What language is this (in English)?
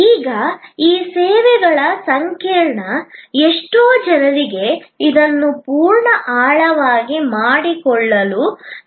Kannada